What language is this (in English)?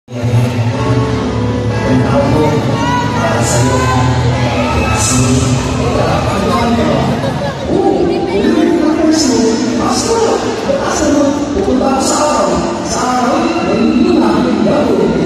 Indonesian